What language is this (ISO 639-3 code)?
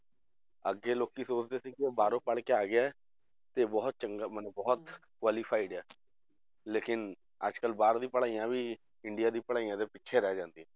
pan